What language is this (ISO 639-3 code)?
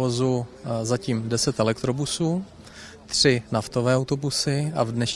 ces